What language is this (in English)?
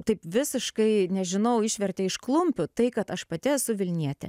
Lithuanian